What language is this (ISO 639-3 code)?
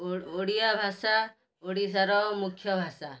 ori